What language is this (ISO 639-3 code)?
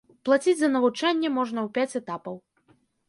bel